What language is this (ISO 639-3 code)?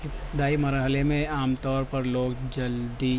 urd